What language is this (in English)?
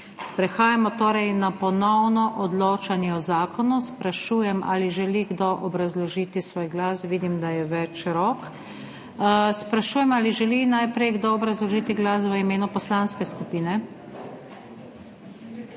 Slovenian